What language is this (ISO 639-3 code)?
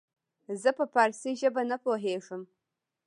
pus